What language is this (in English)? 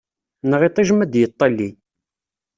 Kabyle